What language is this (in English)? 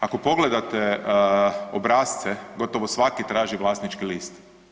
Croatian